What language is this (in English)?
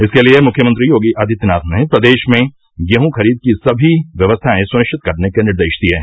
Hindi